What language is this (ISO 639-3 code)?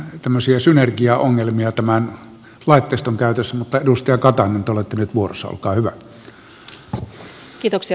fin